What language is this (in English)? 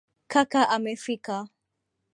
Swahili